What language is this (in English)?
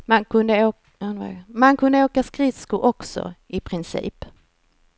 Swedish